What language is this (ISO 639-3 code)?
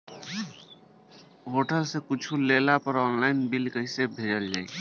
bho